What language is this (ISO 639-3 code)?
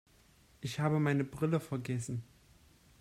deu